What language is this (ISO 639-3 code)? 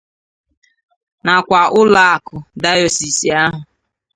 ibo